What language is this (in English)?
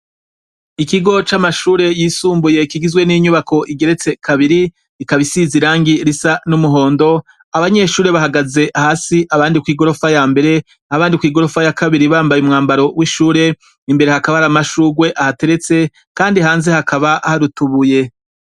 Rundi